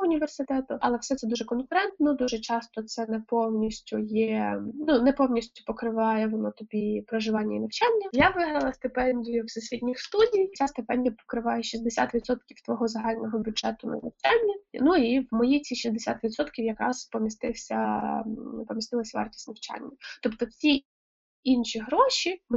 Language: Ukrainian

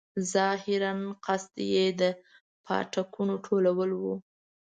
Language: Pashto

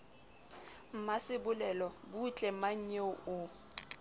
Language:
Southern Sotho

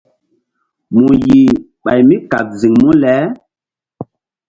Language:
Mbum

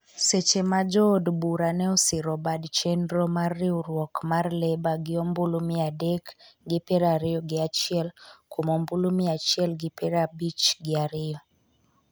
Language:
Luo (Kenya and Tanzania)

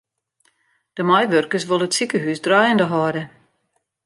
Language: Western Frisian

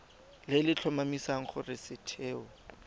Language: Tswana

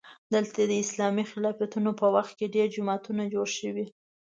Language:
Pashto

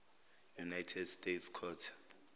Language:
Zulu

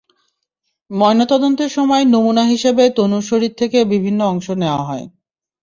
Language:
Bangla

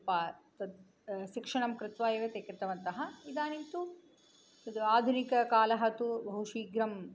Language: Sanskrit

